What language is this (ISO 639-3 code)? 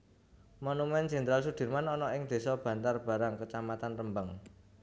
jav